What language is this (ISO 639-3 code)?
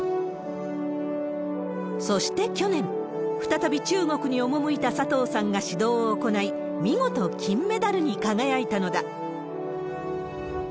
jpn